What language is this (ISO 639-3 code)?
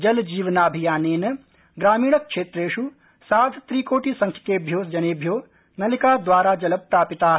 san